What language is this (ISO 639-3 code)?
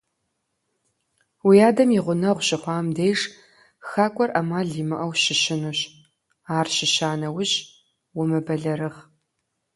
kbd